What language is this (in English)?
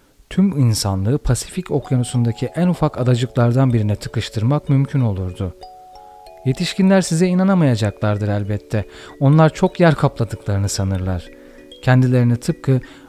Turkish